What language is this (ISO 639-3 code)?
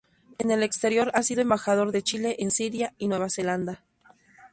spa